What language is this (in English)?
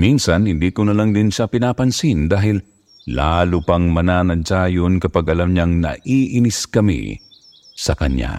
Filipino